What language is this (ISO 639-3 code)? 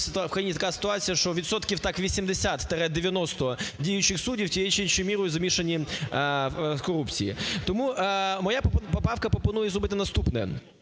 ukr